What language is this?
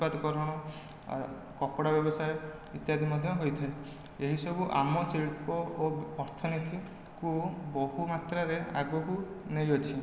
Odia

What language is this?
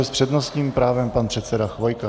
Czech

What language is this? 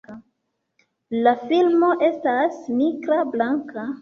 Esperanto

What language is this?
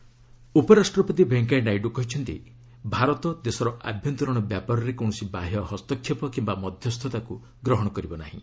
Odia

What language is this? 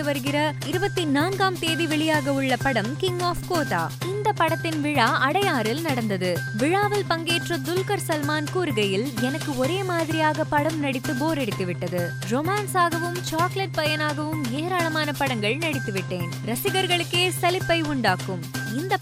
Tamil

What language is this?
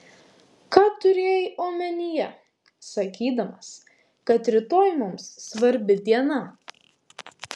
Lithuanian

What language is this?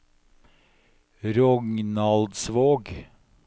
Norwegian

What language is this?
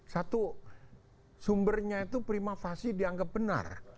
Indonesian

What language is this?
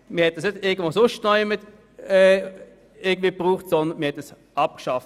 Swiss German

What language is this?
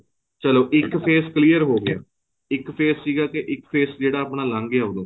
Punjabi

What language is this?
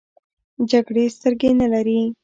Pashto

